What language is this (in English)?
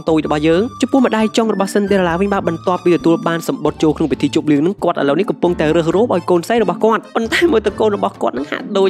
Thai